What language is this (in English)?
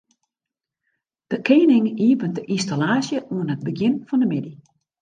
Western Frisian